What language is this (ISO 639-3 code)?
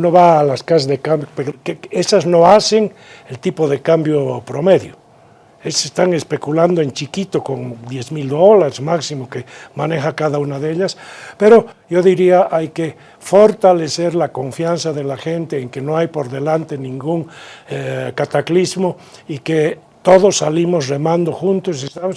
spa